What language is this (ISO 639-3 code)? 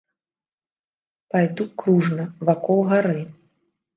bel